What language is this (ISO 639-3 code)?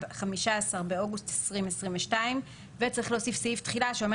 heb